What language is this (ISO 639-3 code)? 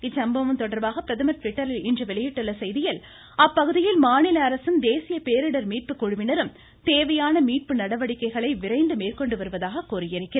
tam